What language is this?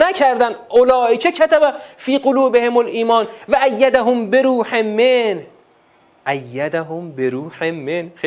Persian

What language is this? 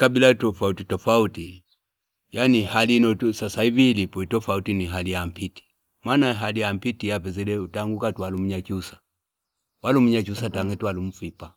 Fipa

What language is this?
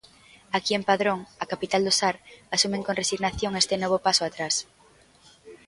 Galician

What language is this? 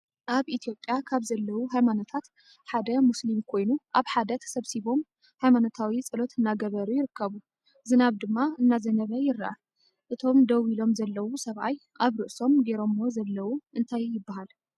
Tigrinya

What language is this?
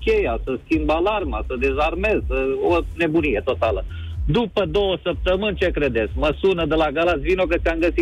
Romanian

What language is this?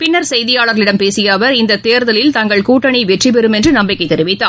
Tamil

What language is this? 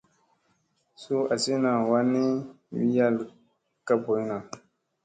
Musey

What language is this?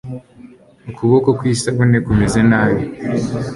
Kinyarwanda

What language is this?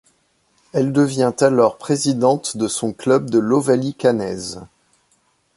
French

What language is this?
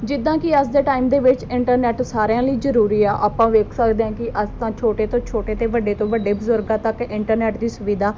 Punjabi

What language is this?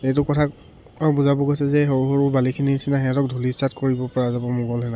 Assamese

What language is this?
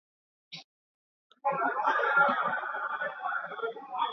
Swahili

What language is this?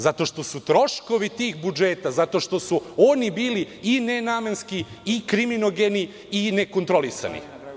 Serbian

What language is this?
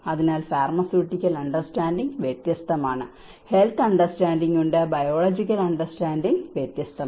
Malayalam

